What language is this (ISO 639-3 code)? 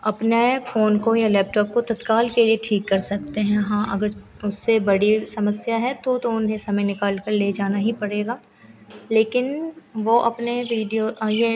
hin